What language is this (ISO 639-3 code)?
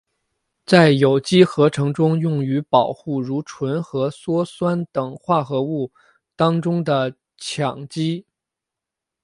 zho